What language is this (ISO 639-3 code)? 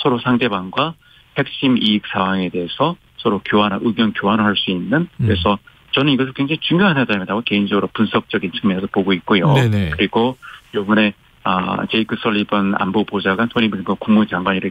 kor